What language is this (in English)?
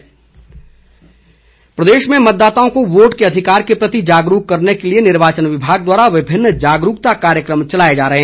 Hindi